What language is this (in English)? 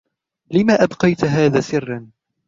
Arabic